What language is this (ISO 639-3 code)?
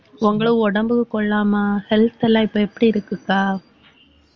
tam